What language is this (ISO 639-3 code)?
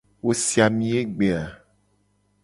gej